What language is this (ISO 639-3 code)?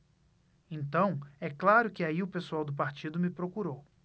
por